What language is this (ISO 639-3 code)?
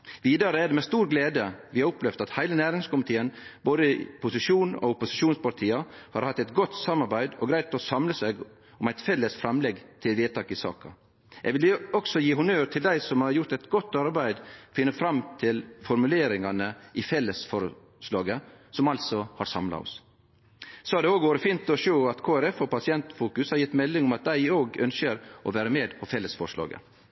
nno